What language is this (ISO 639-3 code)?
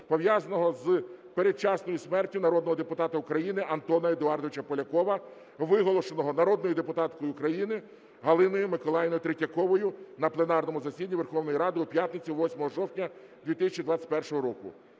ukr